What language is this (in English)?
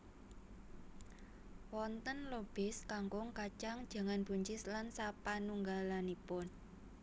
Javanese